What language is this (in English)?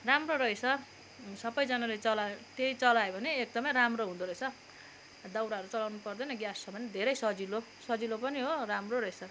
Nepali